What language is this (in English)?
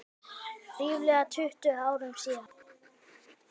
Icelandic